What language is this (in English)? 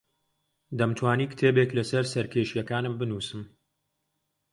Central Kurdish